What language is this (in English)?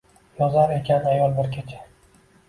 Uzbek